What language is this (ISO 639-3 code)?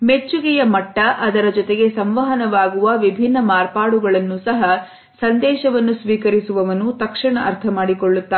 kan